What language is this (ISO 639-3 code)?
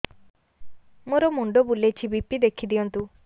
ori